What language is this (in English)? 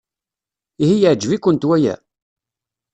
Kabyle